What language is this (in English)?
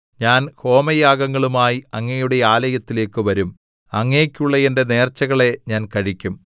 Malayalam